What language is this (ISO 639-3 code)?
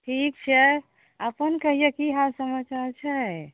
mai